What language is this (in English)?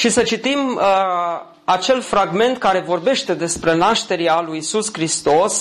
Romanian